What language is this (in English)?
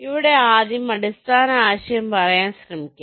Malayalam